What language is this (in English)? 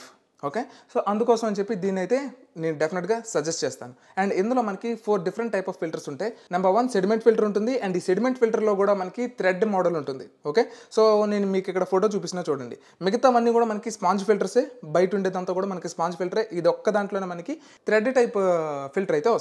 Telugu